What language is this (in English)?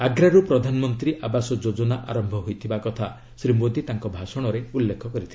Odia